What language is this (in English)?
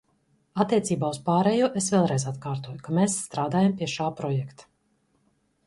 Latvian